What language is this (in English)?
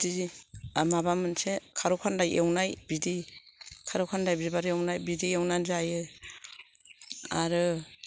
Bodo